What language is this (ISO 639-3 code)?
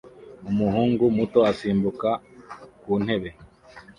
kin